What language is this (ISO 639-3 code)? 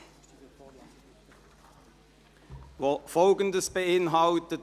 gsw